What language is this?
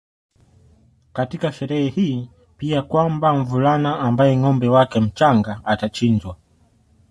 Swahili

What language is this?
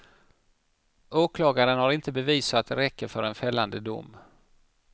Swedish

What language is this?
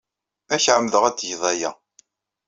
Kabyle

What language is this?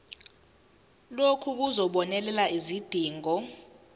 Zulu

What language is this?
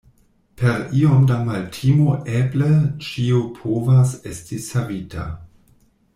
Esperanto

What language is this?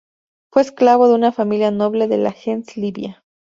Spanish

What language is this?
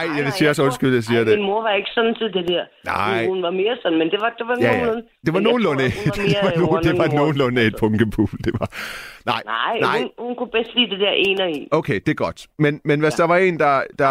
Danish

